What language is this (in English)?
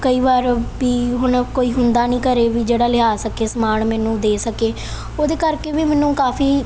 Punjabi